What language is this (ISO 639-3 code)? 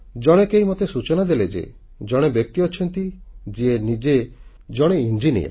ori